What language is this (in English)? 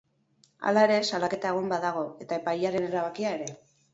Basque